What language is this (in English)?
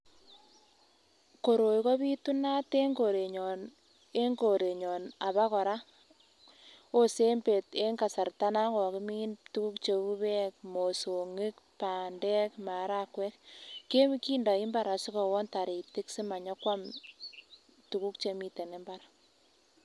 Kalenjin